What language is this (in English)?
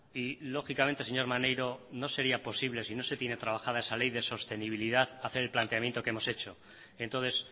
Spanish